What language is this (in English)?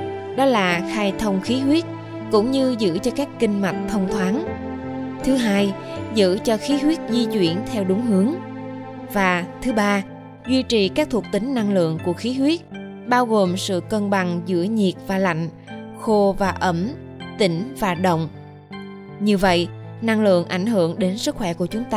Vietnamese